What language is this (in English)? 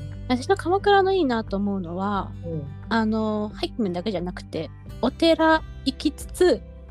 Japanese